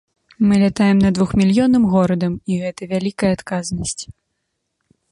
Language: Belarusian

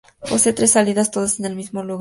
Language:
Spanish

